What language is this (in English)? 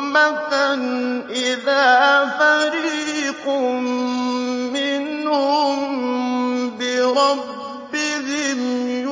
Arabic